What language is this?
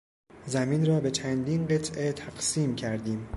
Persian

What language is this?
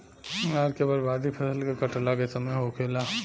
Bhojpuri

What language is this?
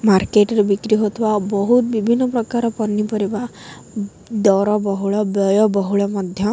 Odia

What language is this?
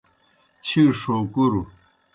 Kohistani Shina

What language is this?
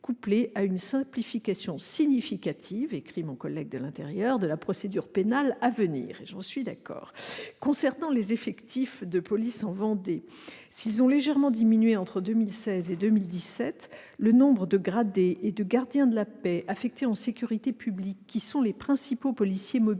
French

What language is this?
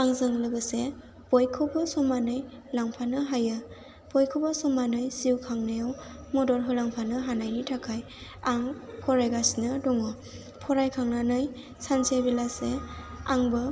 Bodo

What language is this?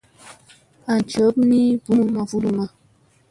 Musey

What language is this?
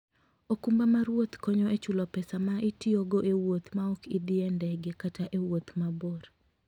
Luo (Kenya and Tanzania)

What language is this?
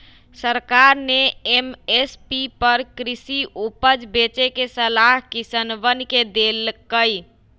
Magahi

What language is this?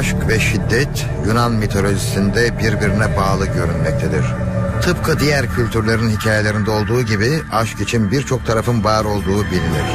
Turkish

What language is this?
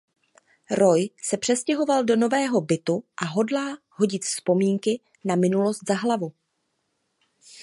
Czech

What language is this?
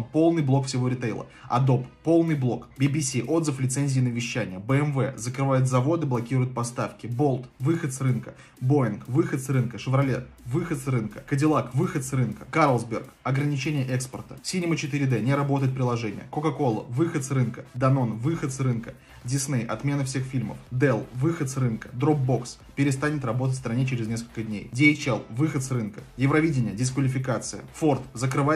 Russian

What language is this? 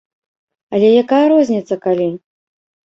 Belarusian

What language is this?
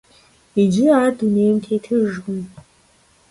Kabardian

